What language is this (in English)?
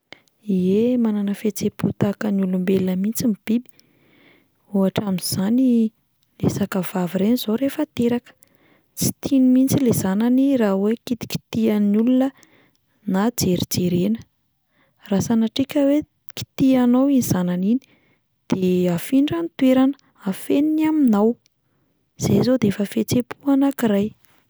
Malagasy